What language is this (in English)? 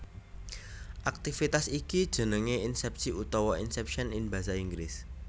Javanese